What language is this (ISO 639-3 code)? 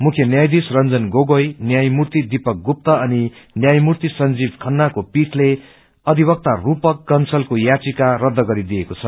nep